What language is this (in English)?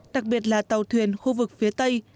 Vietnamese